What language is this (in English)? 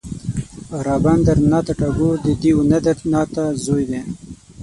Pashto